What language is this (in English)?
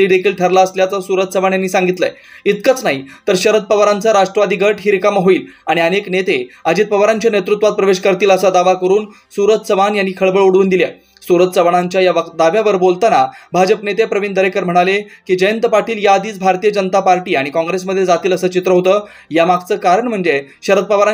Marathi